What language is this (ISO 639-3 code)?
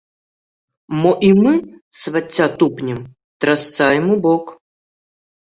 bel